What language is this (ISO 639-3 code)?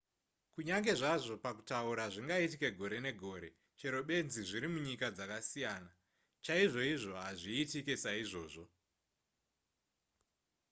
sna